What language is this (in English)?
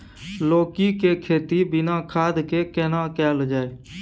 Maithili